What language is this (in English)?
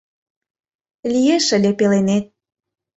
Mari